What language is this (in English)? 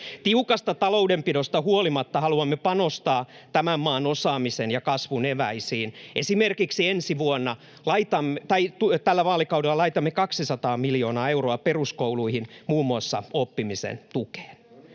Finnish